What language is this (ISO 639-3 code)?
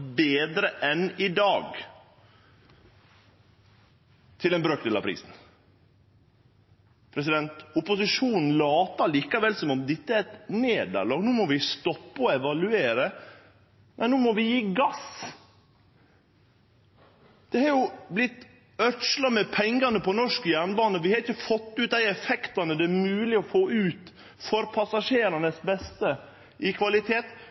nno